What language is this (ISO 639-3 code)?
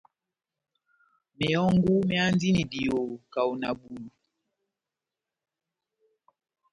bnm